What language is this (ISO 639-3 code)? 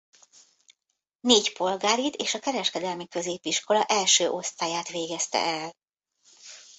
hun